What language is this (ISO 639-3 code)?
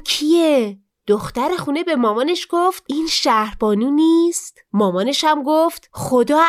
fas